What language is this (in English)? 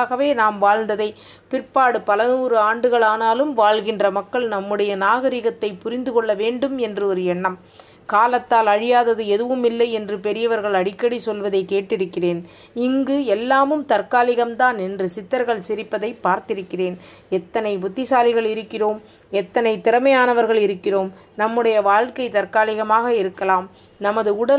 Tamil